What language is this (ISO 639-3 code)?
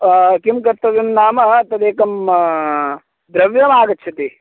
san